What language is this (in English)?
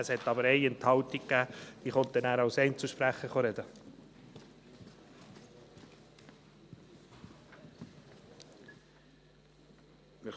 Swiss German